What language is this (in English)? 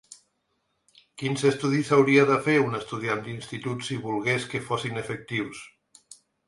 Catalan